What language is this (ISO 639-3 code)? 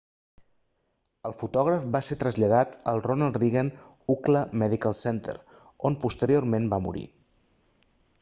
cat